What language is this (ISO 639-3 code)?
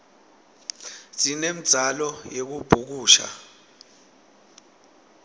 ssw